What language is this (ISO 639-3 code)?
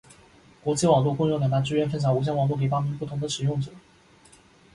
zho